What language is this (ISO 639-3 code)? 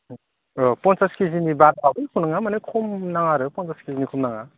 brx